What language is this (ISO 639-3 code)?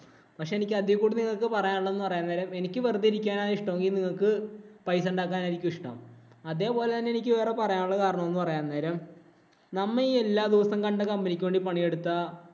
mal